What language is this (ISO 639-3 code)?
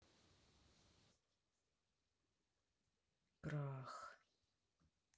rus